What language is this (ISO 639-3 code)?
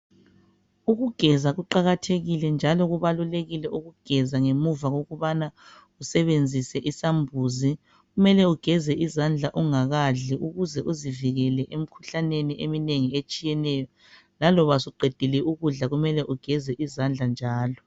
nde